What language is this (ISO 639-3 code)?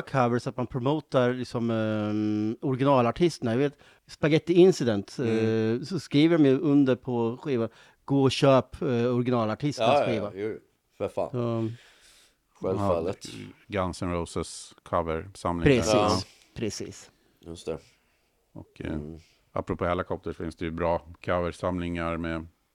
swe